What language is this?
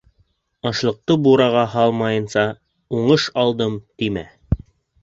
Bashkir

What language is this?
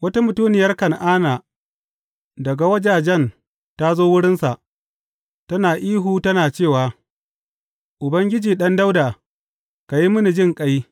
Hausa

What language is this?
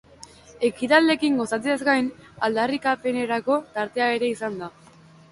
Basque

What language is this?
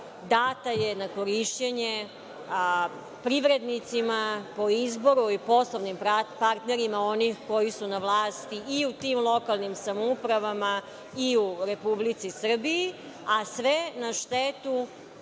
Serbian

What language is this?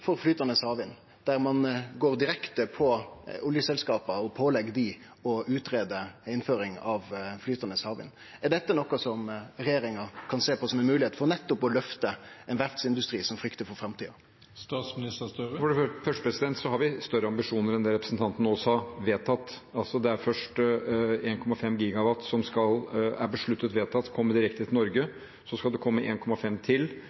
Norwegian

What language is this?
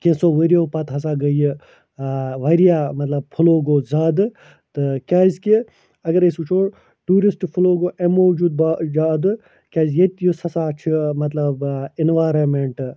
Kashmiri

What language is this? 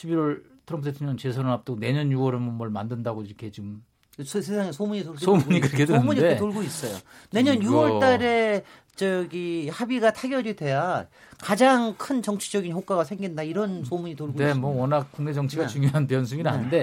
Korean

